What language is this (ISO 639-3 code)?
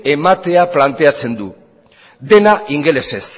eus